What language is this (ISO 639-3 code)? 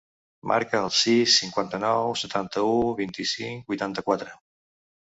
cat